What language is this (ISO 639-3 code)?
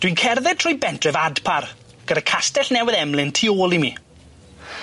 cym